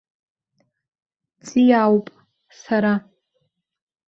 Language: Abkhazian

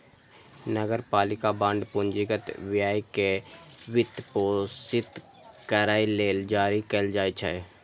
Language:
Maithili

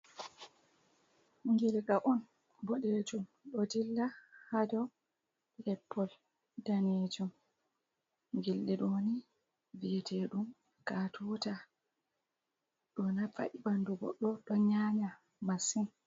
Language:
Fula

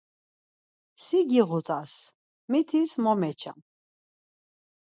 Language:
Laz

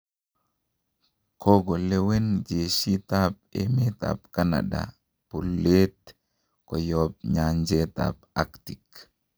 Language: Kalenjin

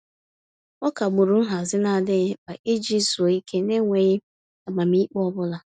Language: Igbo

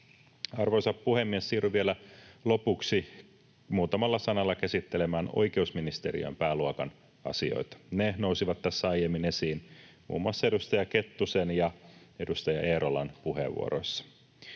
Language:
Finnish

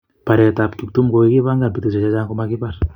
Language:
Kalenjin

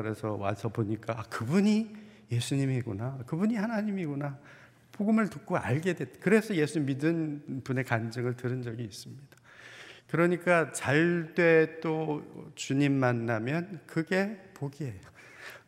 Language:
Korean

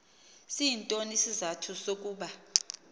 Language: Xhosa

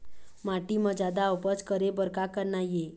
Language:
Chhattisgarhi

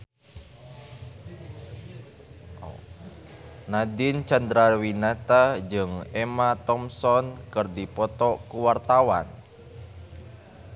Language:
Sundanese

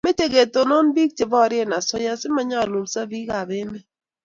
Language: Kalenjin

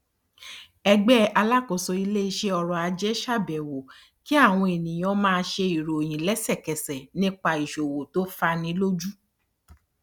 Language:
Yoruba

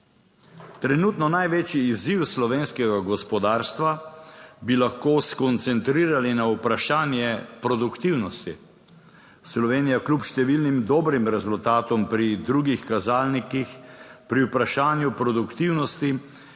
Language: Slovenian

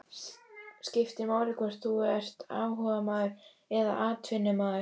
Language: Icelandic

